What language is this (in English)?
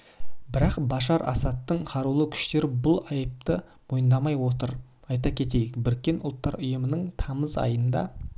Kazakh